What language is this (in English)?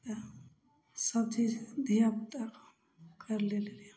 Maithili